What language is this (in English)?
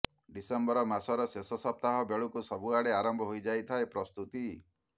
Odia